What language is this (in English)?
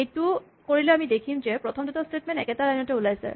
Assamese